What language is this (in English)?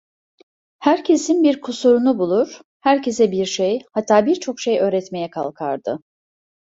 Turkish